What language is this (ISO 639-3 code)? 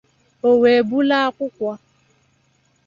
ibo